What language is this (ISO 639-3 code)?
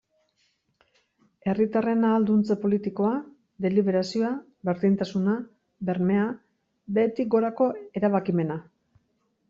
eus